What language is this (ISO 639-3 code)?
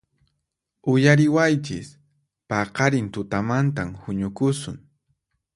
qxp